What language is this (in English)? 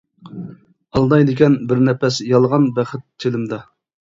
Uyghur